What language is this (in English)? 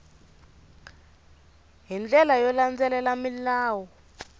Tsonga